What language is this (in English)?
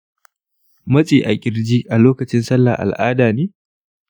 Hausa